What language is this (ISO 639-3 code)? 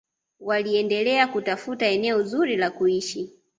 swa